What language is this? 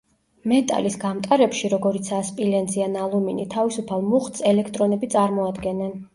Georgian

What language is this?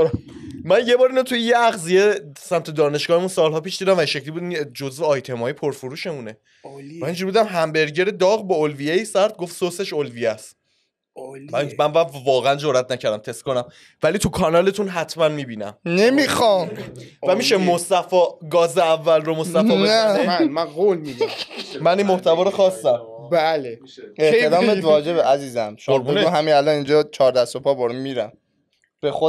Persian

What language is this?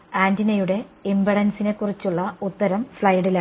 Malayalam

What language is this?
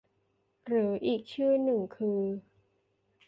Thai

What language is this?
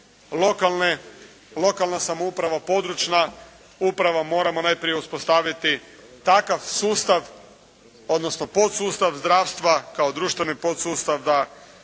Croatian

